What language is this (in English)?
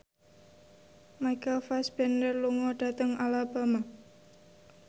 Javanese